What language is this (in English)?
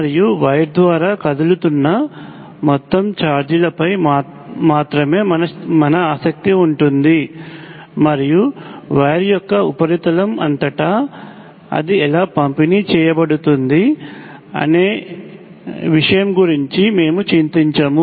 Telugu